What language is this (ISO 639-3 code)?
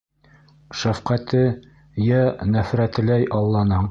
bak